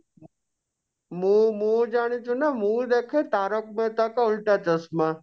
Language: Odia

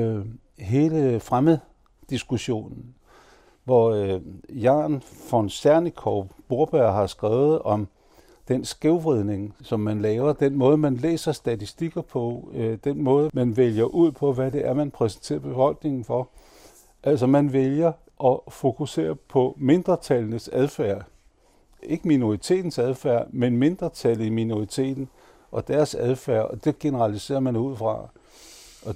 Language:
Danish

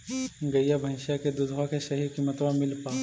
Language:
Magahi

